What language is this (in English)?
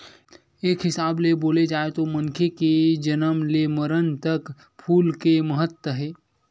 Chhattisgarhi